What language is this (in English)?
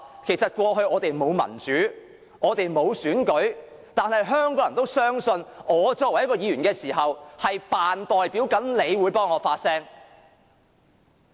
Cantonese